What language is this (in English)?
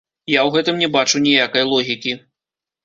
Belarusian